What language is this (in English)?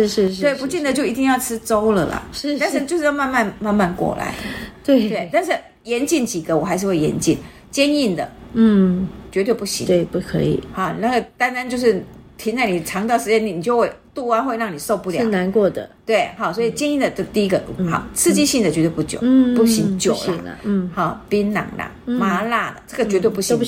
Chinese